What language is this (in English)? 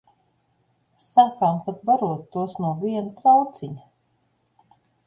Latvian